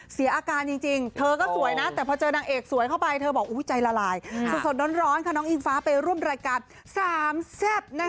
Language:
Thai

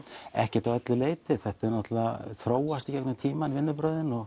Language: Icelandic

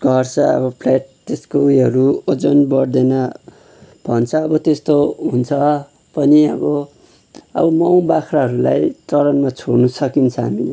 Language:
Nepali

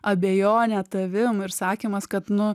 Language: Lithuanian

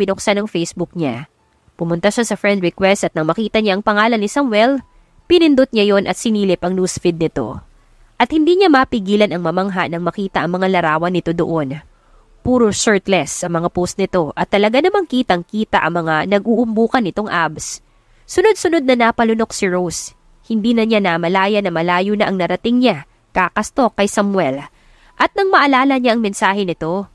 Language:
Filipino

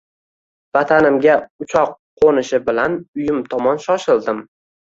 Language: Uzbek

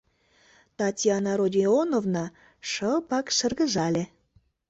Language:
Mari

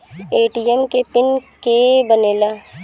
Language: Bhojpuri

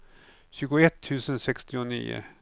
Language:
Swedish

